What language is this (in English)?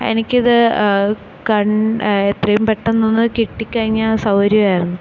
Malayalam